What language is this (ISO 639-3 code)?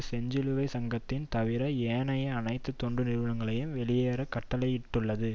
tam